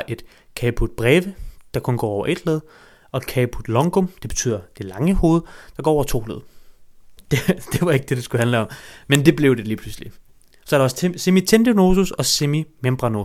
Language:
Danish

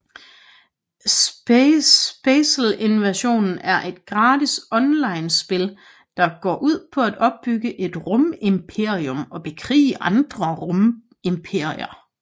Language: Danish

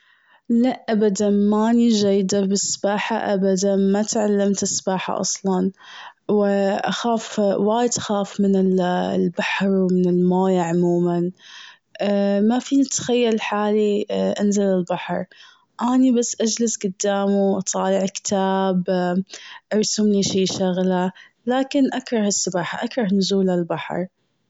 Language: Gulf Arabic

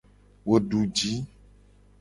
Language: Gen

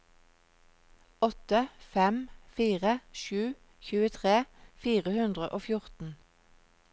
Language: Norwegian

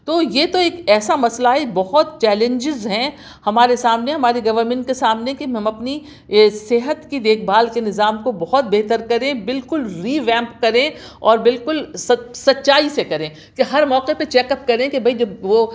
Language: Urdu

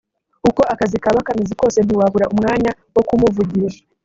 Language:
Kinyarwanda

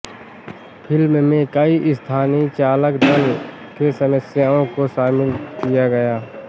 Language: Hindi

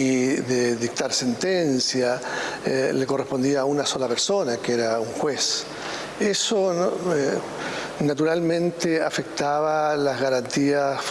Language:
Spanish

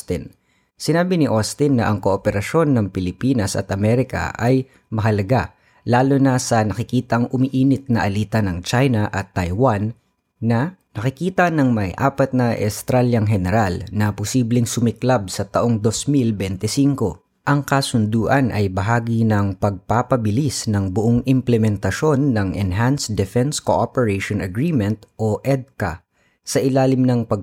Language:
Filipino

